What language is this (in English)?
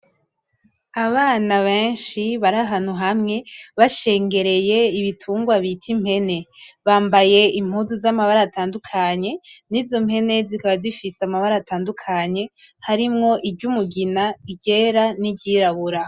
Rundi